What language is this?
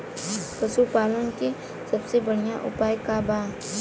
Bhojpuri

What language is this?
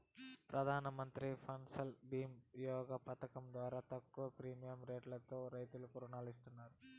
Telugu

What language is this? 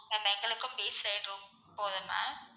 Tamil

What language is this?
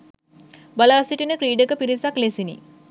Sinhala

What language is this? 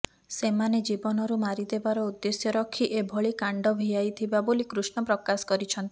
Odia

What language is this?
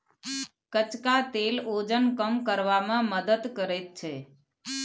Maithili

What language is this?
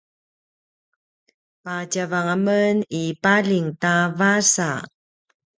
Paiwan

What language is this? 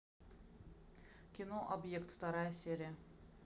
Russian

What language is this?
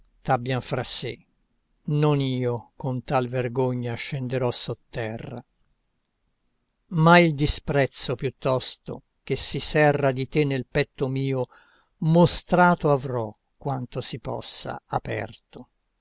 Italian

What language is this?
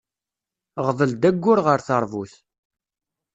Kabyle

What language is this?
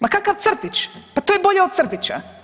Croatian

